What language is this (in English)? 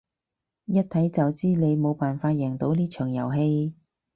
Cantonese